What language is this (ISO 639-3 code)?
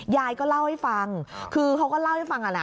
tha